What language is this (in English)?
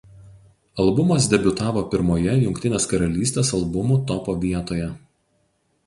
Lithuanian